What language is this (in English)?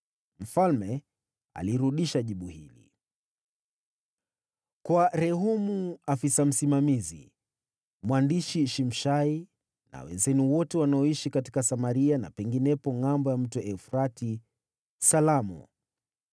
Swahili